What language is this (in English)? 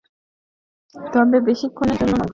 Bangla